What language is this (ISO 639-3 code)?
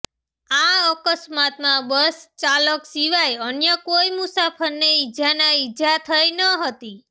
guj